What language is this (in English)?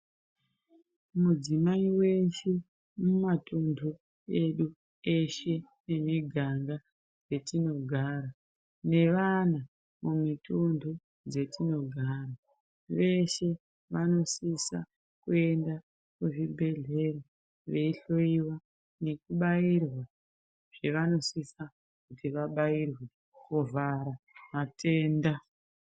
Ndau